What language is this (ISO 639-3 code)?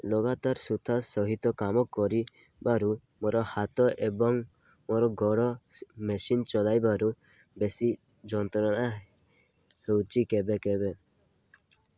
ori